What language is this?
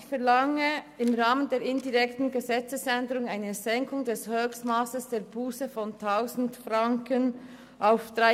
Swiss German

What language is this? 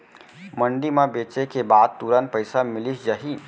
Chhattisgarhi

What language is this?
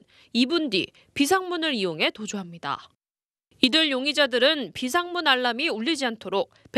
Korean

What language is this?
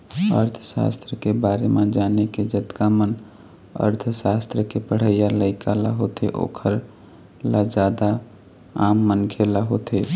Chhattisgarhi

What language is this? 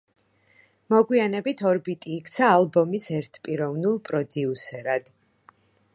Georgian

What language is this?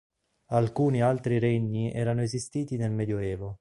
Italian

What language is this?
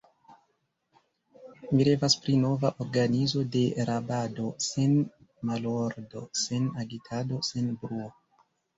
Esperanto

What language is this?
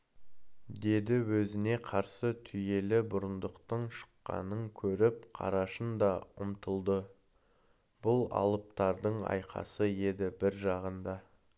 Kazakh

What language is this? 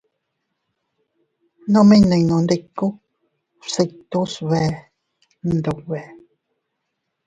Teutila Cuicatec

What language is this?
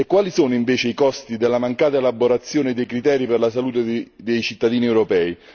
Italian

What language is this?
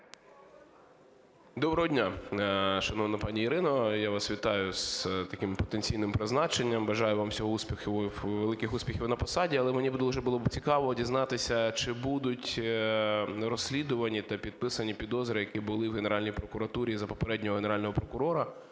Ukrainian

